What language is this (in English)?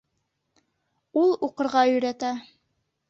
Bashkir